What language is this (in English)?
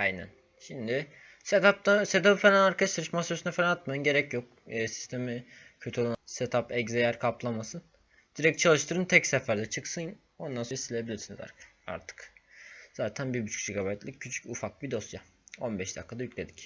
Turkish